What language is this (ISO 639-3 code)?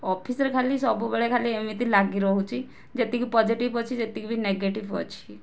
ori